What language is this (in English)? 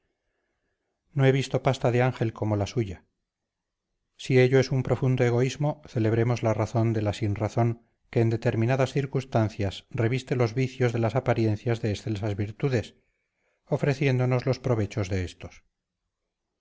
Spanish